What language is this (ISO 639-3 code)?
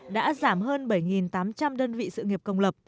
vie